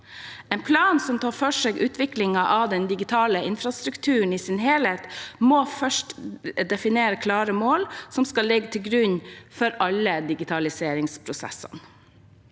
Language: Norwegian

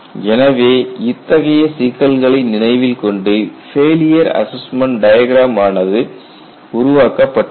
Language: Tamil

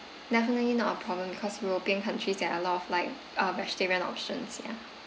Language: English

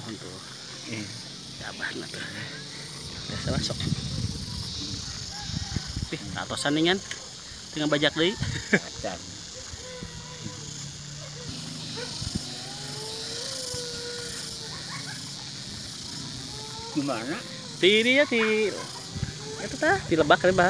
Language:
Indonesian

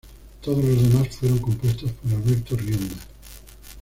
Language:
Spanish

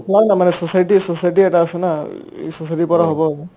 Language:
Assamese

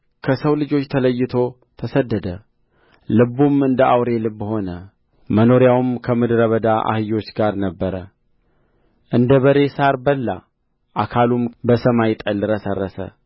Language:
Amharic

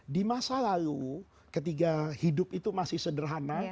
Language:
Indonesian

